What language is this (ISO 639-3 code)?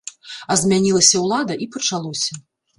bel